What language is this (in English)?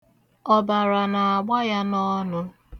Igbo